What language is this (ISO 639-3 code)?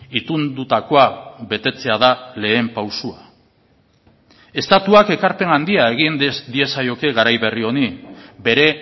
eus